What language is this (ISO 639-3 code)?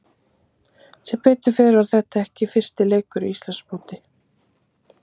isl